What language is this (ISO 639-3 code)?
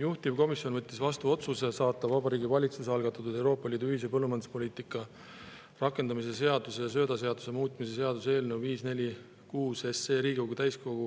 est